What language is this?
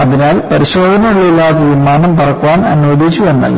Malayalam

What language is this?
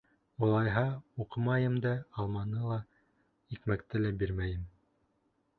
Bashkir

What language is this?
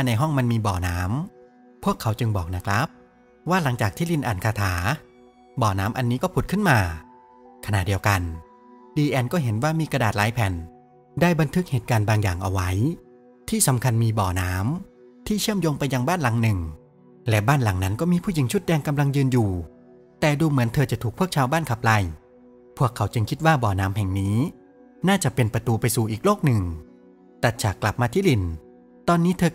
Thai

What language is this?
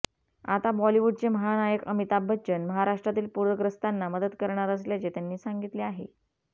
Marathi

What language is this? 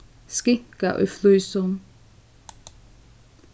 Faroese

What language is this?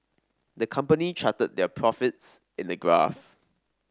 English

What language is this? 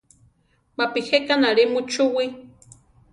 Central Tarahumara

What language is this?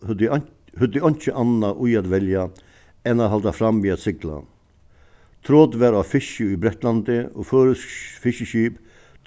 Faroese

